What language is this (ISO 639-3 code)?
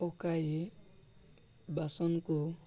ori